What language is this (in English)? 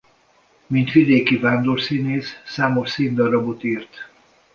Hungarian